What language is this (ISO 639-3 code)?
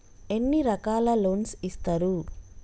tel